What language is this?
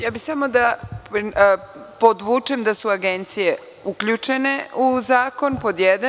Serbian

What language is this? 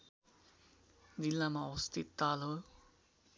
Nepali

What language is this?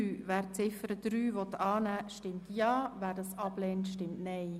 Swiss German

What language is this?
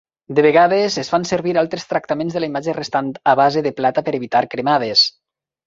Catalan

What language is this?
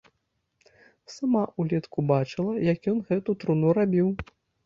Belarusian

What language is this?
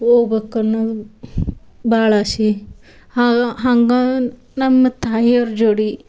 Kannada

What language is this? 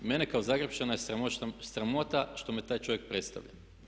Croatian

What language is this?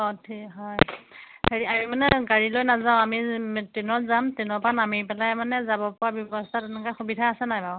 Assamese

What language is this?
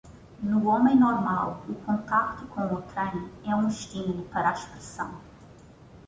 Portuguese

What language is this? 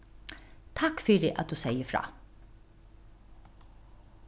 Faroese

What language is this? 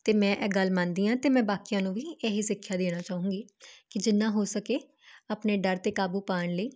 Punjabi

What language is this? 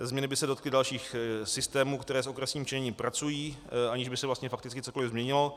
Czech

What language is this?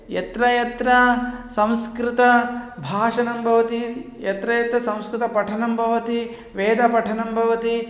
Sanskrit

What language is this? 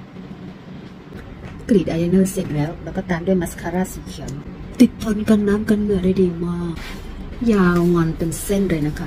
Thai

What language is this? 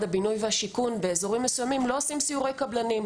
Hebrew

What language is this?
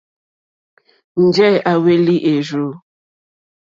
Mokpwe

